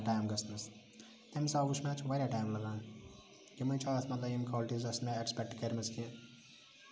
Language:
Kashmiri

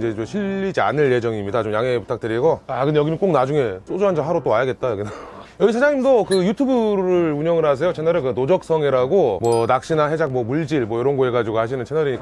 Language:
Korean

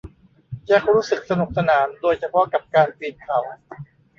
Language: Thai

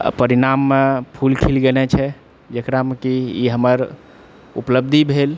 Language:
Maithili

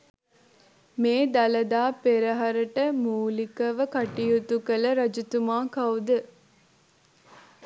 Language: Sinhala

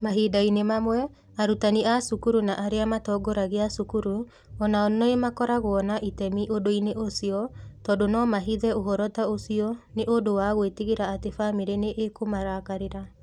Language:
Kikuyu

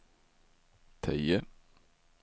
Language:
Swedish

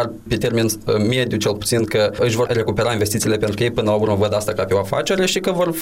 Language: Romanian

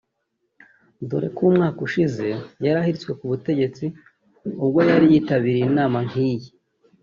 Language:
Kinyarwanda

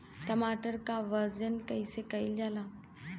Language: Bhojpuri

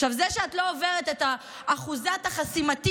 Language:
Hebrew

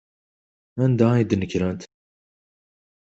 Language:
Kabyle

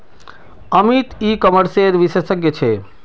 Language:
Magahi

